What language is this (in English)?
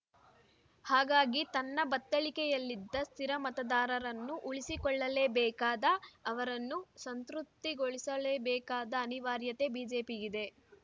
Kannada